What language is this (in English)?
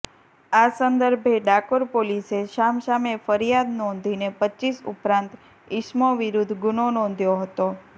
Gujarati